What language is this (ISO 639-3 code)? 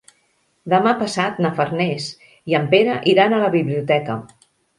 cat